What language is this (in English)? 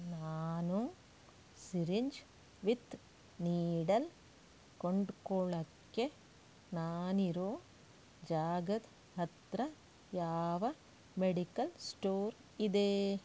Kannada